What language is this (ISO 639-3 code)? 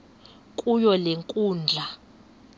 xho